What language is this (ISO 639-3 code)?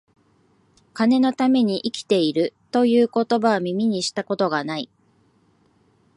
jpn